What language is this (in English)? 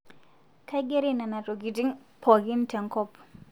Masai